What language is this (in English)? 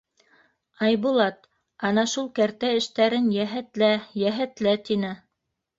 Bashkir